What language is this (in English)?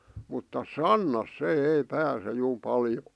Finnish